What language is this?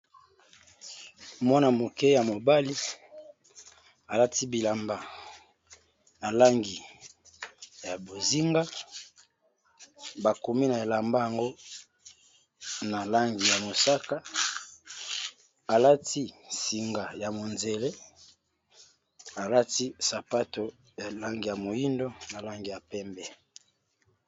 Lingala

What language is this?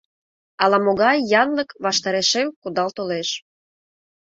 Mari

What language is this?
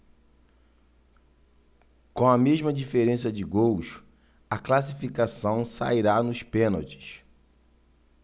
Portuguese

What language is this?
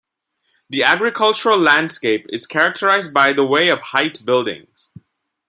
English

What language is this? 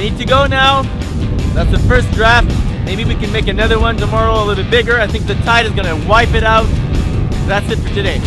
English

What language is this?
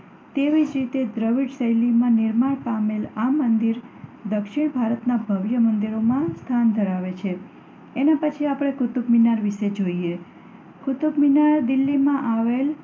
Gujarati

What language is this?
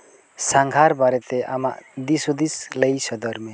Santali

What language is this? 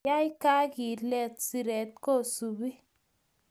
Kalenjin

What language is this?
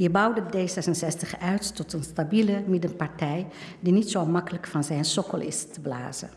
Dutch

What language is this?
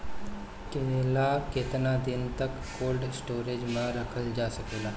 Bhojpuri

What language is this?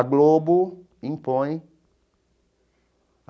Portuguese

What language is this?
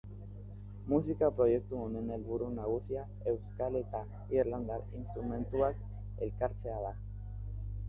Basque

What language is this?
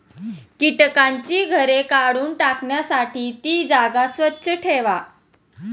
Marathi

